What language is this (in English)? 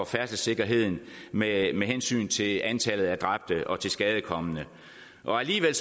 Danish